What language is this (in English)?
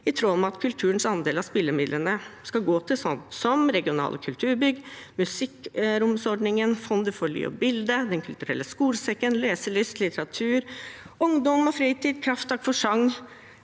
Norwegian